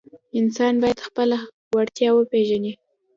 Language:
Pashto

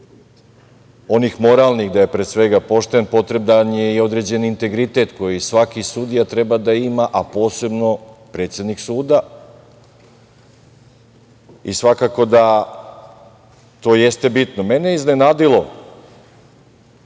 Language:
Serbian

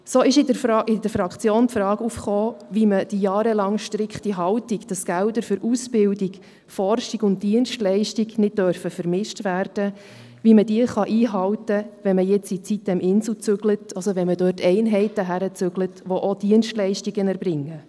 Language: Swiss German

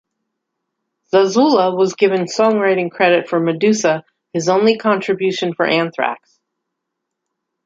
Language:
English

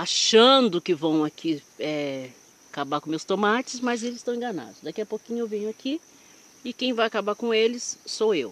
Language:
Portuguese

